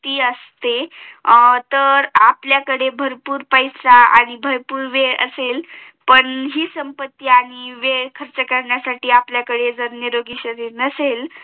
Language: Marathi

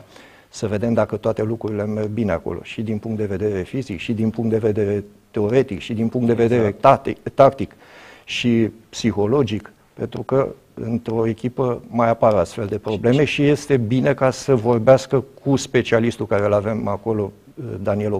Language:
Romanian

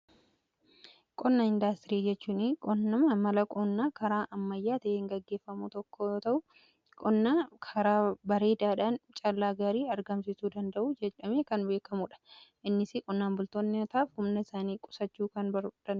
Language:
Oromo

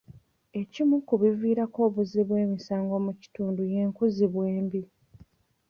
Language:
Ganda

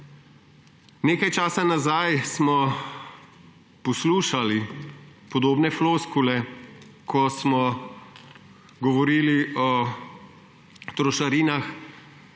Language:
Slovenian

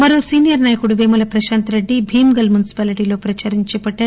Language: Telugu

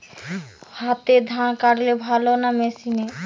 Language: Bangla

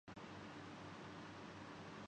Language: Urdu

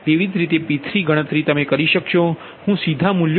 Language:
Gujarati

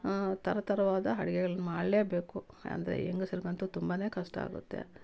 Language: Kannada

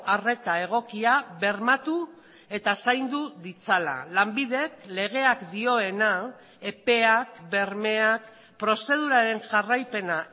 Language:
Basque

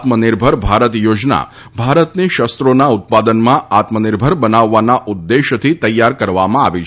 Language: Gujarati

